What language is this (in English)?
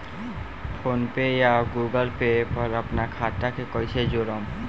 Bhojpuri